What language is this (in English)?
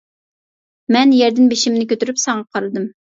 Uyghur